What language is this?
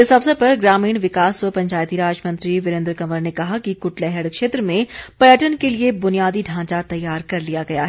Hindi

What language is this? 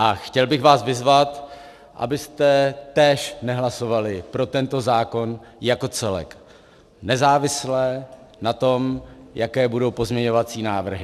Czech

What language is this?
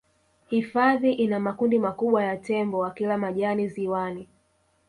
Swahili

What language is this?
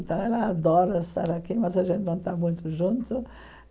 Portuguese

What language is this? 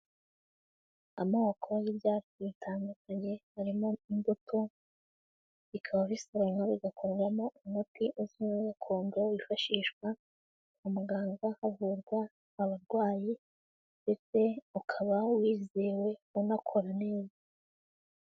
Kinyarwanda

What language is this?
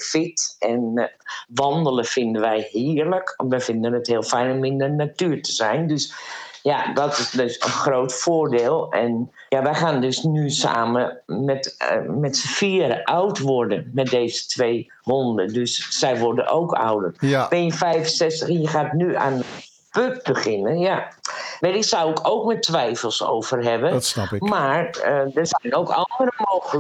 Dutch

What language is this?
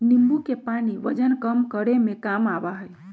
Magahi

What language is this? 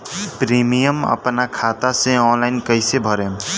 Bhojpuri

